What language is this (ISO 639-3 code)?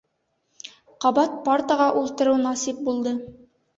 bak